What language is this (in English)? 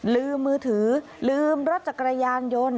Thai